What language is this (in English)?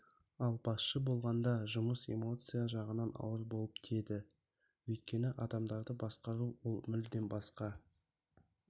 Kazakh